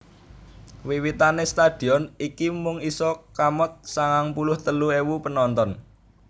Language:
Javanese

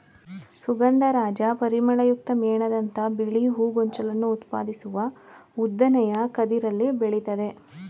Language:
Kannada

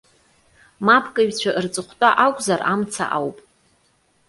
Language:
Abkhazian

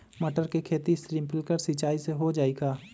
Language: Magahi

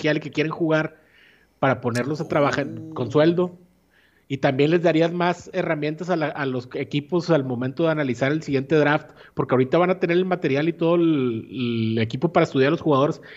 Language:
Spanish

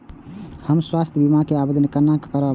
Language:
Maithili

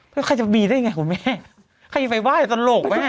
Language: Thai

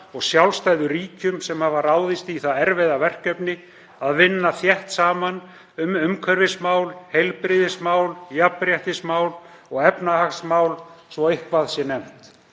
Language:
Icelandic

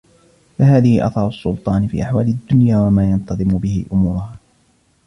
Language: Arabic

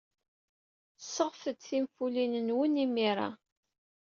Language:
Kabyle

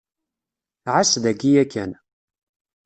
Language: Kabyle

